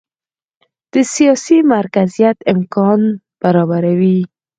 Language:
Pashto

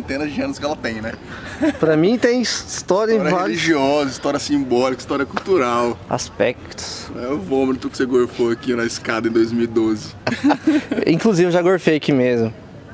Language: Portuguese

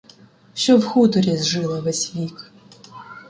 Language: Ukrainian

